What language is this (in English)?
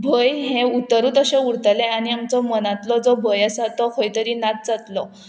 Konkani